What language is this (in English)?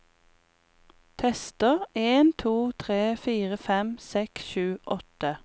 Norwegian